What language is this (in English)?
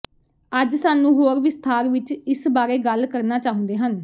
Punjabi